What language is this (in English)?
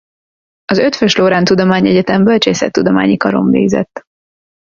Hungarian